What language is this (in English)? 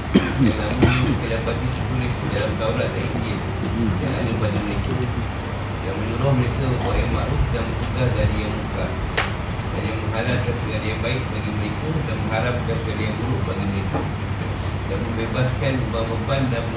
Malay